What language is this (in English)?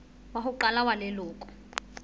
Southern Sotho